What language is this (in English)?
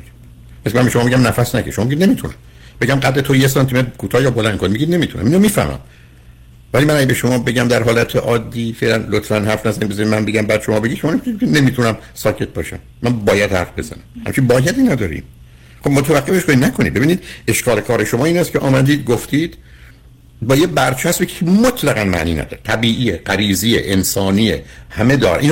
Persian